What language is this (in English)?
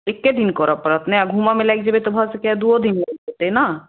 Maithili